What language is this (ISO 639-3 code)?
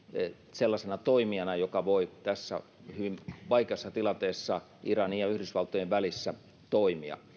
fin